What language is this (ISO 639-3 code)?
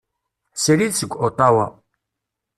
kab